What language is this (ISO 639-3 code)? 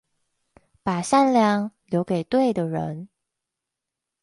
zho